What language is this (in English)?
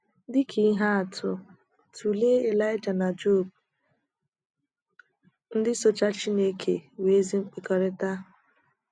Igbo